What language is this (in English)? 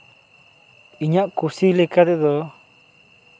Santali